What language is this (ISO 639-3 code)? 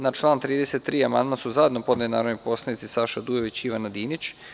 srp